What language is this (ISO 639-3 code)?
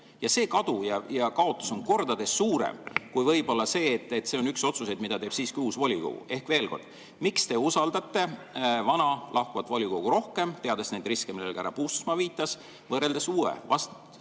est